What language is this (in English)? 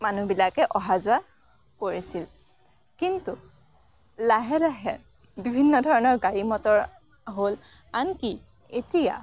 Assamese